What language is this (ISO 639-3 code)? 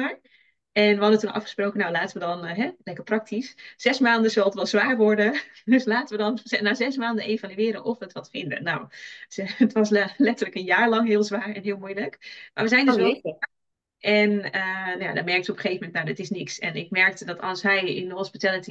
nld